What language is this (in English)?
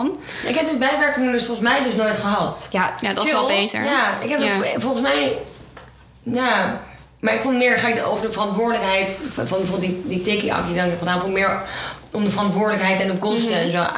Dutch